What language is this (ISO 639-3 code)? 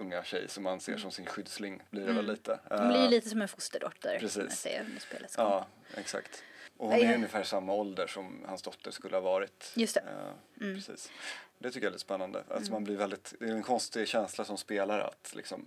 swe